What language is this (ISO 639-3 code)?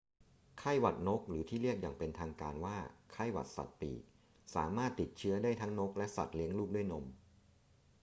tha